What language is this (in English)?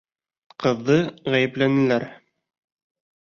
Bashkir